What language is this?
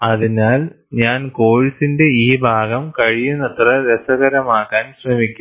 Malayalam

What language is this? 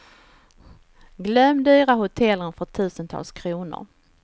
Swedish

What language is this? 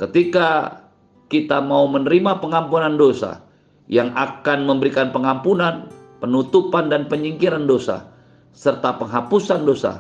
Indonesian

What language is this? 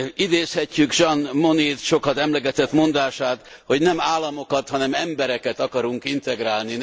Hungarian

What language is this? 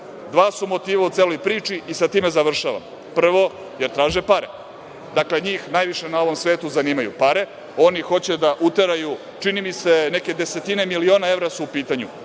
Serbian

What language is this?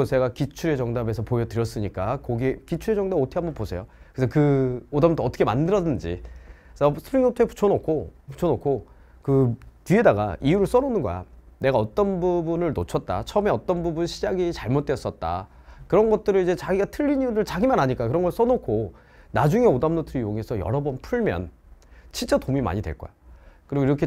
Korean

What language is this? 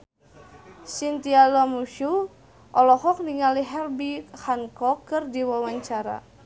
Sundanese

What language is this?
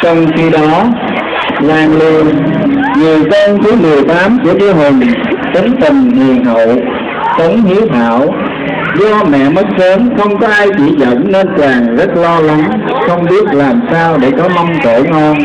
Vietnamese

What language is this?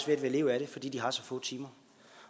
Danish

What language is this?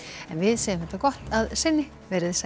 Icelandic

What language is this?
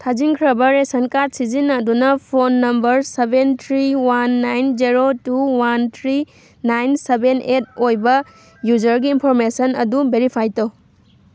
Manipuri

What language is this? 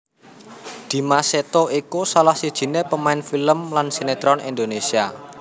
Javanese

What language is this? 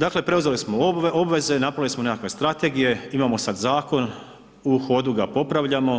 Croatian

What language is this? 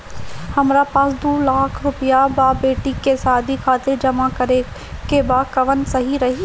Bhojpuri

